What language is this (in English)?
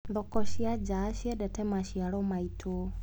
Kikuyu